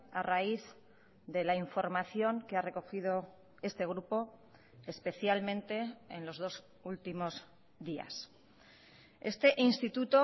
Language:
Spanish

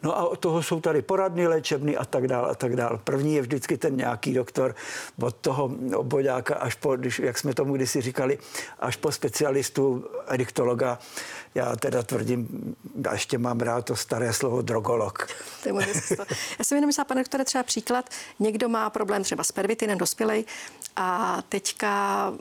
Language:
Czech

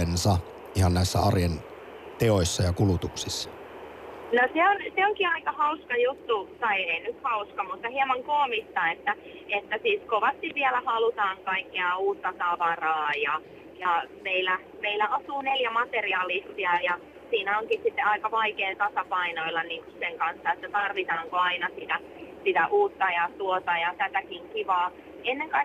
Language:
Finnish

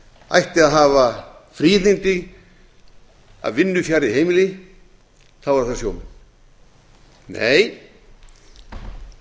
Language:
Icelandic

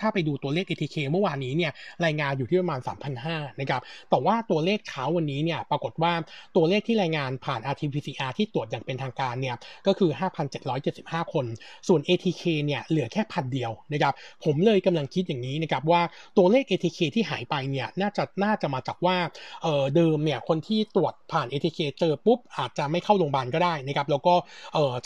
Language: Thai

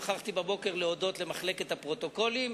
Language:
Hebrew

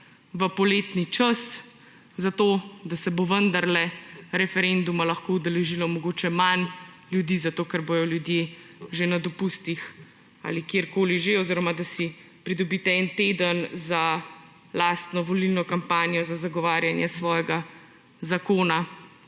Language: Slovenian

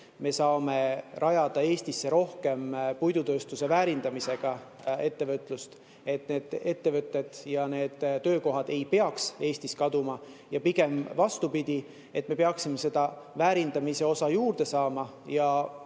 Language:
Estonian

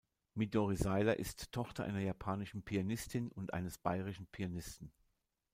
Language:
German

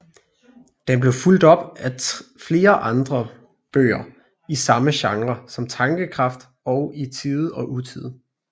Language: Danish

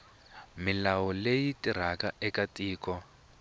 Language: Tsonga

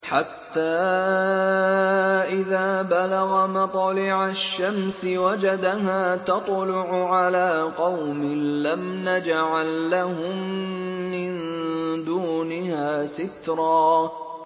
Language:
Arabic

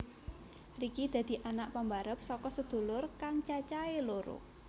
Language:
Javanese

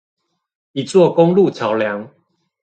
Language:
Chinese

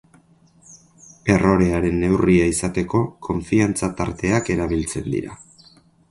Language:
Basque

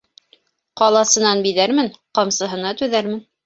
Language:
Bashkir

